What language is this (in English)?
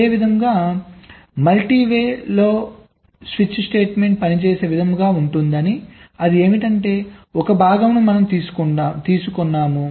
Telugu